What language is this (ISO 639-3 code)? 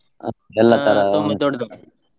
kan